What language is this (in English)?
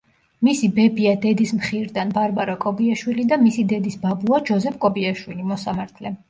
Georgian